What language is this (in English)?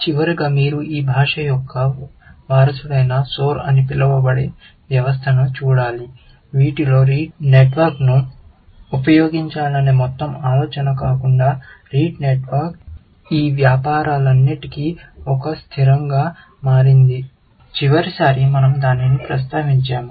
Telugu